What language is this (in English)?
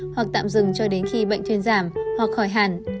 Vietnamese